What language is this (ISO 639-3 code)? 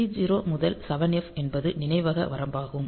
tam